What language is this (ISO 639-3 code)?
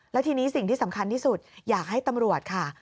tha